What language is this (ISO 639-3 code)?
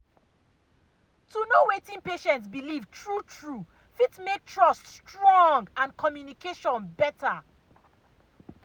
pcm